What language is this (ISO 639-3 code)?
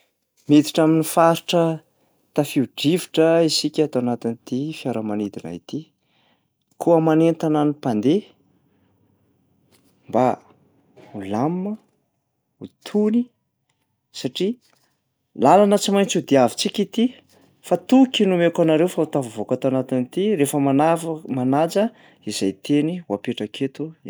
mlg